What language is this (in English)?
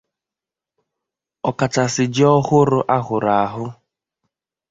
Igbo